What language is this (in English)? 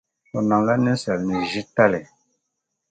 Dagbani